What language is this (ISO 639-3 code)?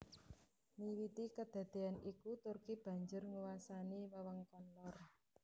jav